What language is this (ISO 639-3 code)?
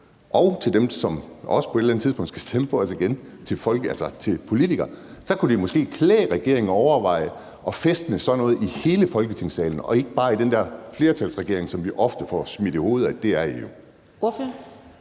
dan